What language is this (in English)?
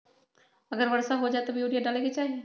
Magahi